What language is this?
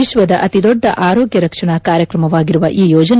Kannada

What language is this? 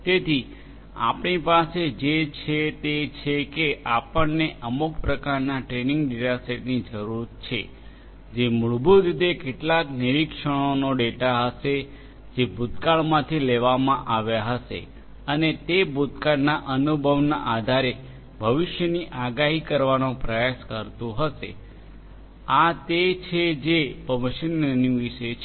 Gujarati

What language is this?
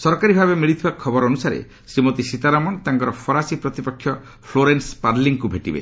Odia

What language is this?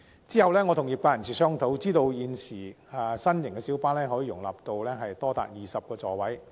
Cantonese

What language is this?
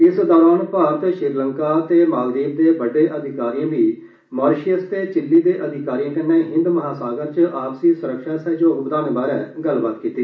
Dogri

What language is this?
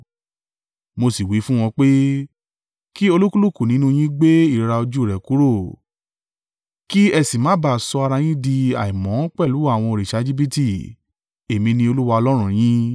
Yoruba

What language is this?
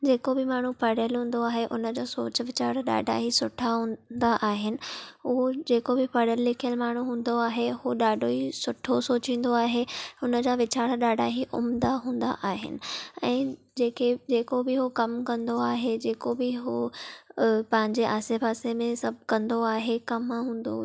Sindhi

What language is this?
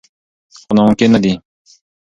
Pashto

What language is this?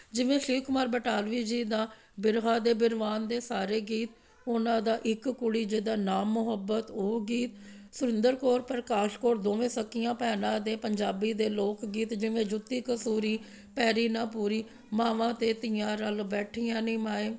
Punjabi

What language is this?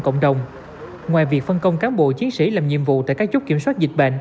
Vietnamese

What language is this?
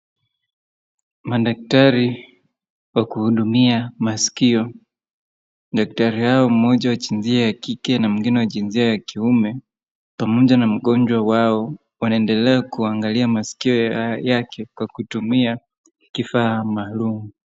Swahili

